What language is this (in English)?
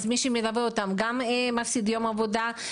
Hebrew